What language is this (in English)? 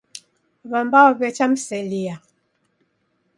Taita